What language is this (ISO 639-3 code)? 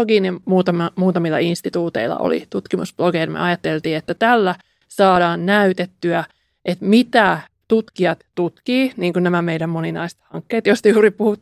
fin